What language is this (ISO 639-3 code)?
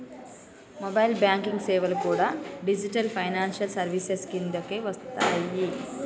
tel